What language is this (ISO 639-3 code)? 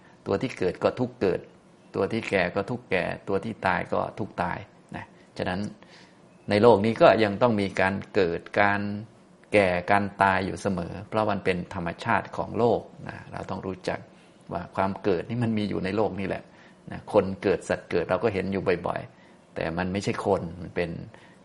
tha